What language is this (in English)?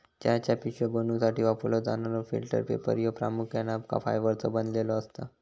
Marathi